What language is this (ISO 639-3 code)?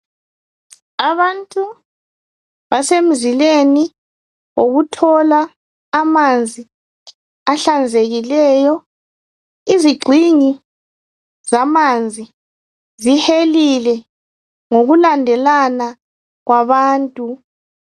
nde